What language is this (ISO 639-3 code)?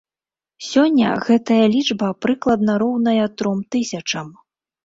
bel